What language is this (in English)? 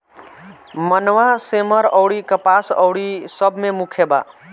Bhojpuri